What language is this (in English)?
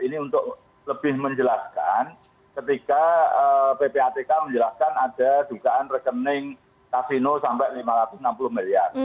Indonesian